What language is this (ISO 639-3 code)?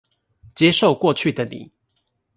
zho